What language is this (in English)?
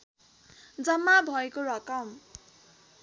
Nepali